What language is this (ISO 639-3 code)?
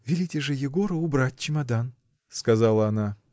rus